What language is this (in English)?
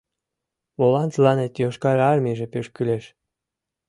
Mari